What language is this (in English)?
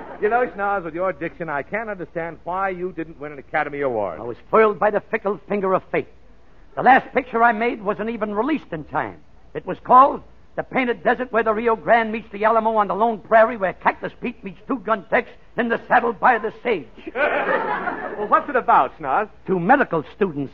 English